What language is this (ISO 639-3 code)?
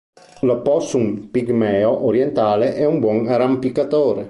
ita